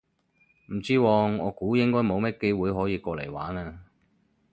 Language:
Cantonese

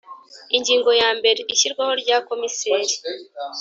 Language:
Kinyarwanda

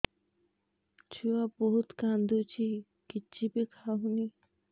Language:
Odia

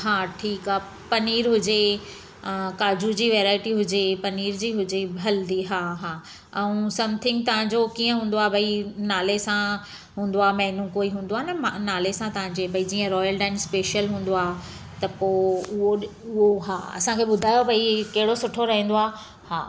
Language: Sindhi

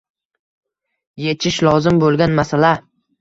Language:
Uzbek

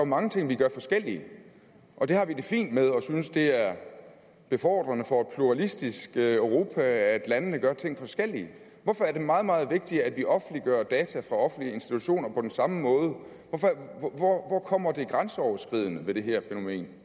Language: Danish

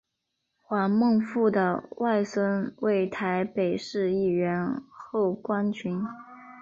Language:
Chinese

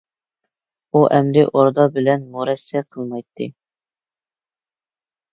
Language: Uyghur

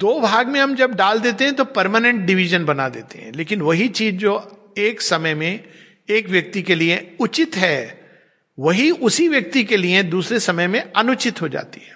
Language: Hindi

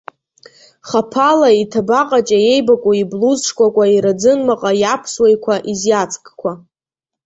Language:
Abkhazian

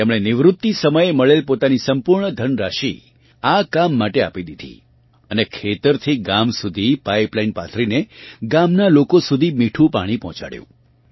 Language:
Gujarati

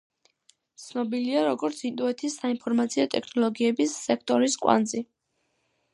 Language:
Georgian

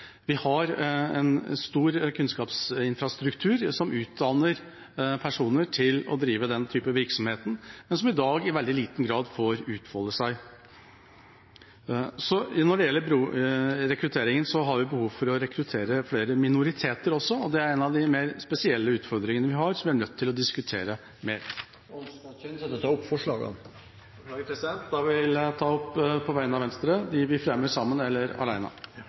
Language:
Norwegian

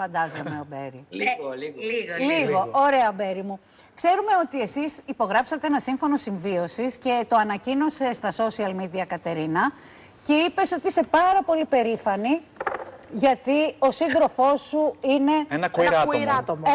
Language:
Greek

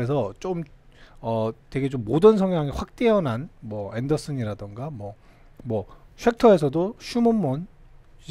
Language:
Korean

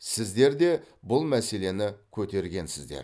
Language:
Kazakh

